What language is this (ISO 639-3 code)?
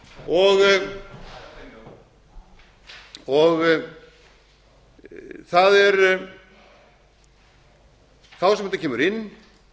isl